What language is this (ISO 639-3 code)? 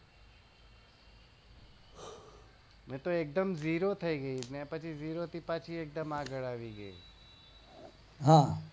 guj